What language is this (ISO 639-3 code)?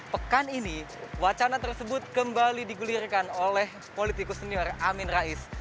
ind